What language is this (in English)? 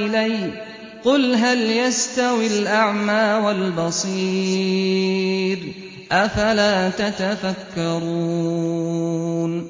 Arabic